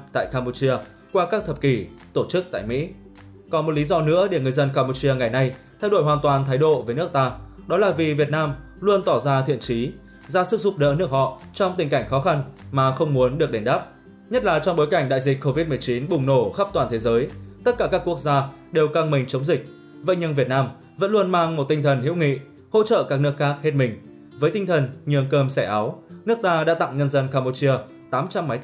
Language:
Vietnamese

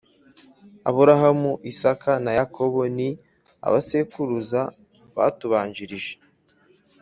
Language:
Kinyarwanda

